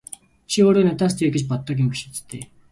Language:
Mongolian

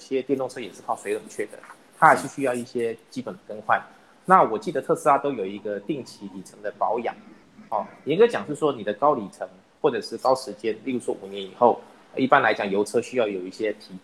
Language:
Chinese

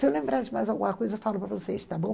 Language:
Portuguese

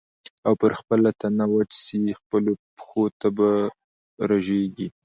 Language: Pashto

